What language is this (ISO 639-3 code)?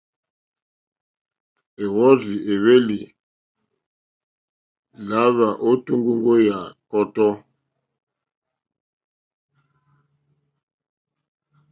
bri